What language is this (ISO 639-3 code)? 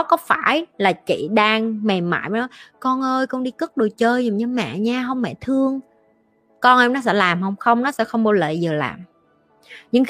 vie